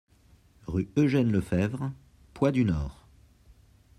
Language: French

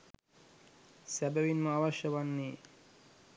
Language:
Sinhala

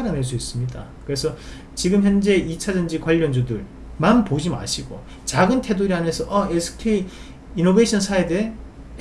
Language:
Korean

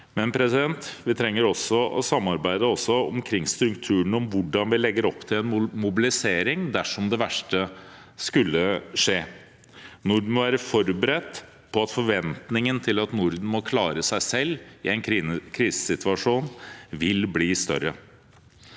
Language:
Norwegian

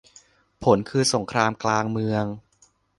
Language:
Thai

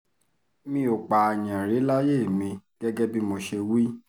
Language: Yoruba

